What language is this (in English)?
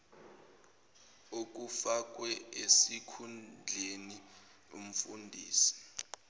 Zulu